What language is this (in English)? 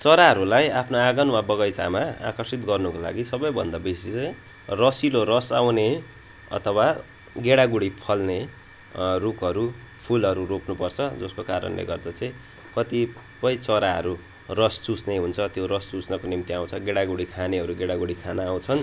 Nepali